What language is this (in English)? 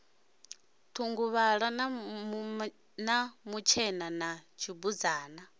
Venda